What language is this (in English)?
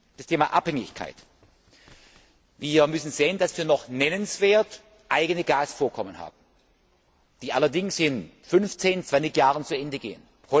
German